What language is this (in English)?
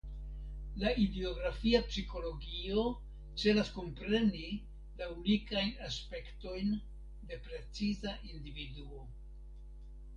Esperanto